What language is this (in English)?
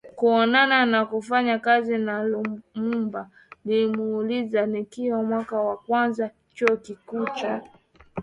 Swahili